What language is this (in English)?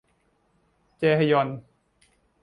Thai